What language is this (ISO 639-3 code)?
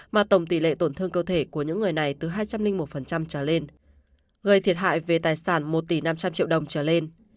vie